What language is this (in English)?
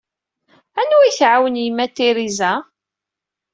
Kabyle